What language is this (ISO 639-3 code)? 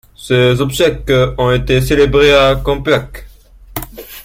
fra